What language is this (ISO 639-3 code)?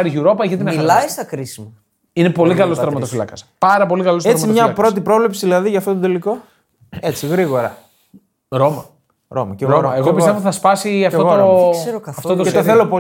ell